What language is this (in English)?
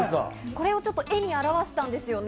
Japanese